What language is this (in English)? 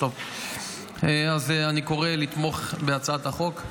Hebrew